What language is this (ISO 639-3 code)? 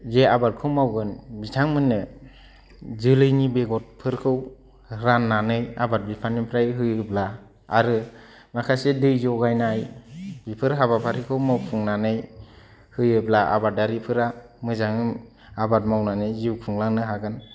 brx